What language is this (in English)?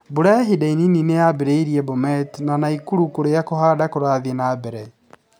Kikuyu